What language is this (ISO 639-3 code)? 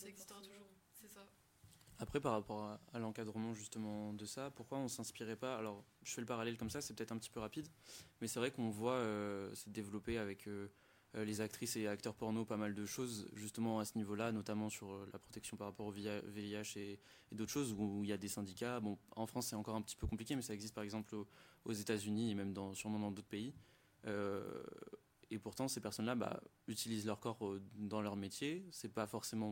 fra